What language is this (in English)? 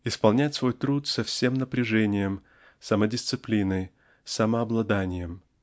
Russian